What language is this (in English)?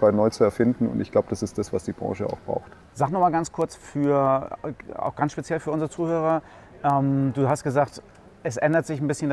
German